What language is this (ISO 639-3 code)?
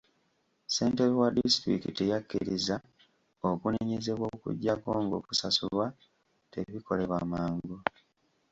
lug